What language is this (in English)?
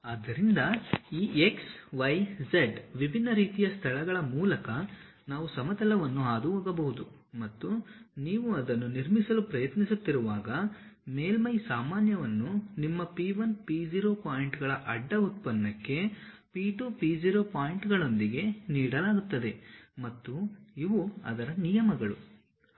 Kannada